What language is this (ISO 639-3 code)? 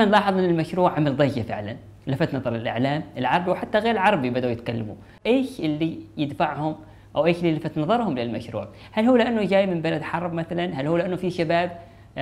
ara